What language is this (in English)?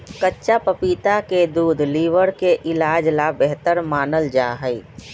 Magahi